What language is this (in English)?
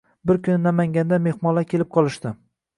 Uzbek